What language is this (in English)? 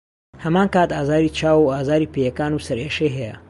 Central Kurdish